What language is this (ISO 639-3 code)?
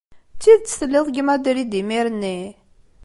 kab